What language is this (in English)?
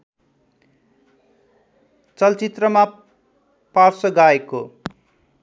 Nepali